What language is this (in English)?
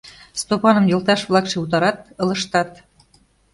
Mari